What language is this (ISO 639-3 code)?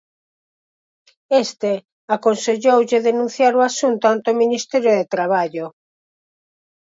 glg